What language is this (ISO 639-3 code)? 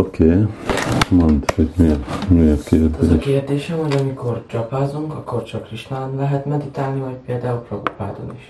hun